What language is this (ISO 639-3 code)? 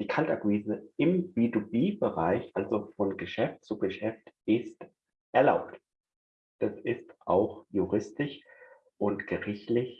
deu